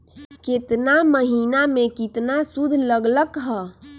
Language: Magahi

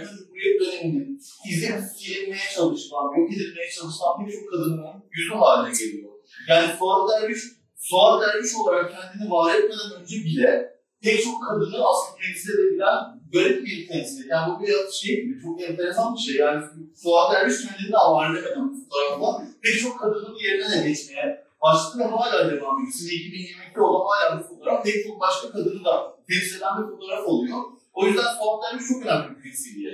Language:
Turkish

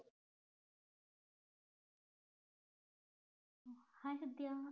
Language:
Malayalam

